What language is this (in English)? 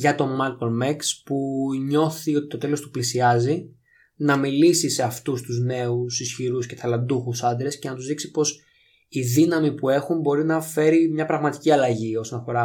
Greek